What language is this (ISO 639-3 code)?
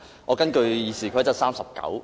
yue